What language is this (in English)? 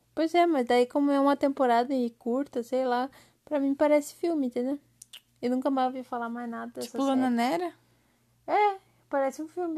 Portuguese